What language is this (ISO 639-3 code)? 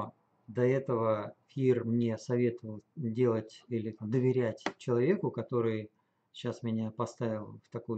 rus